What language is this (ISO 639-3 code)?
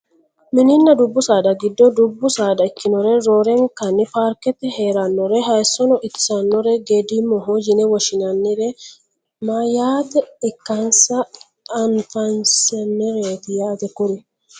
sid